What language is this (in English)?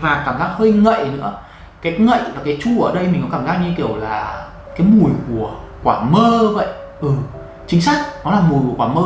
Vietnamese